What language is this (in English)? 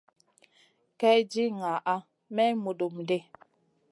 Masana